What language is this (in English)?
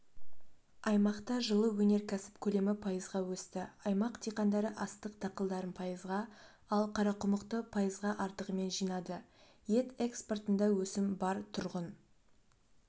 Kazakh